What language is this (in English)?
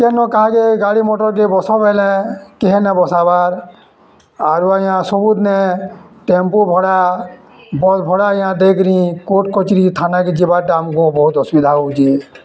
Odia